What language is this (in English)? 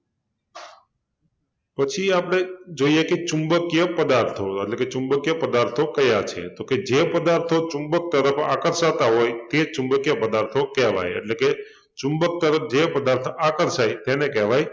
Gujarati